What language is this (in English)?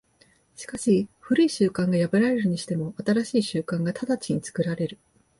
Japanese